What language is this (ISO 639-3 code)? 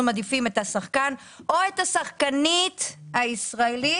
heb